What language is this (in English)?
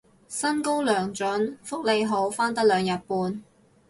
Cantonese